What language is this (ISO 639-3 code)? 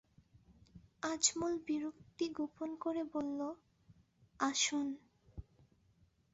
ben